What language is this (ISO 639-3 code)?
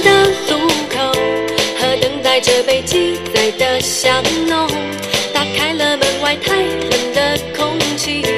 zho